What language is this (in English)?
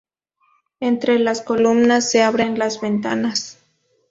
Spanish